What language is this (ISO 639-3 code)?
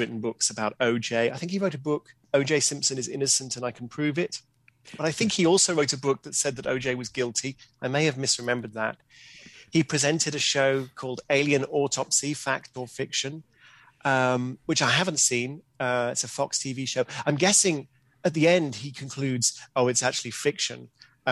eng